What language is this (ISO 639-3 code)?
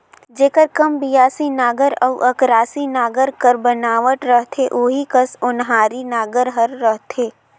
hne